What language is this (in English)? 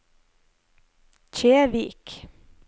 Norwegian